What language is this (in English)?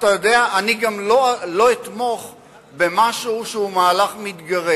Hebrew